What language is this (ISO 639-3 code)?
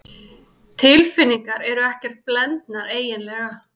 isl